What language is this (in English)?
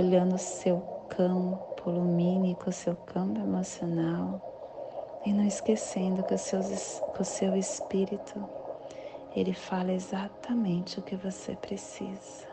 Portuguese